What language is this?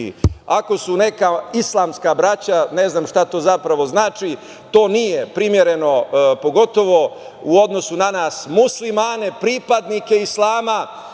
Serbian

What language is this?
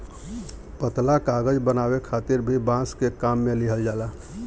Bhojpuri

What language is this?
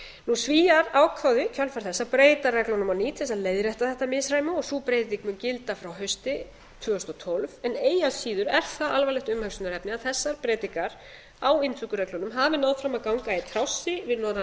Icelandic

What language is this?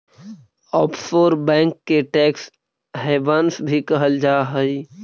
Magahi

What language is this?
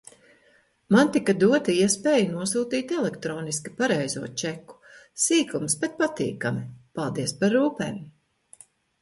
Latvian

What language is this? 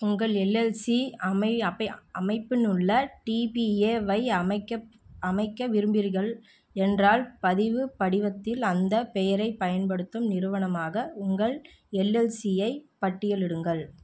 Tamil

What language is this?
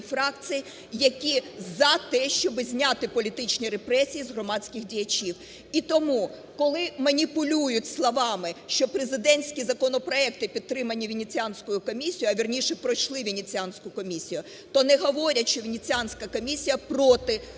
Ukrainian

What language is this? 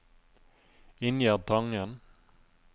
Norwegian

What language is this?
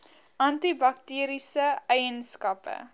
Afrikaans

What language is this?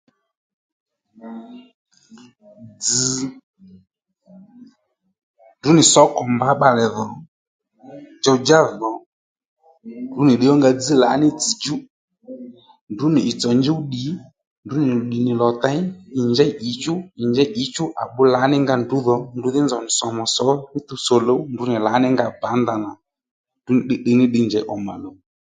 Lendu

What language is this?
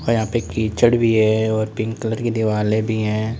Hindi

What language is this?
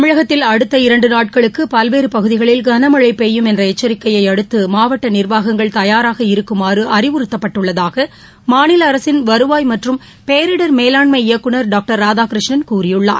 Tamil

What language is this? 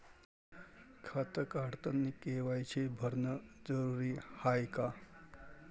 Marathi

